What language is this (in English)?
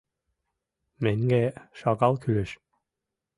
Mari